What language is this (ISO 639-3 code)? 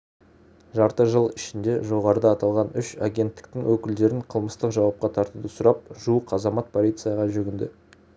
kaz